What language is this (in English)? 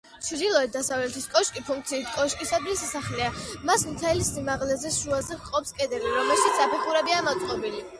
Georgian